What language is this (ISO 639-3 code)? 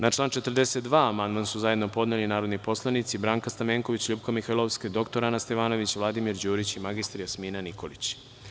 srp